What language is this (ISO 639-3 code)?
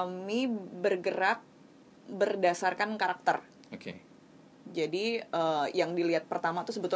ind